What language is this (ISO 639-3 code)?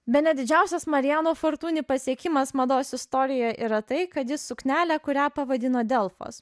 lit